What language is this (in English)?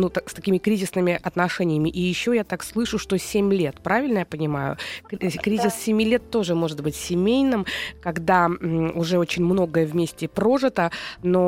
Russian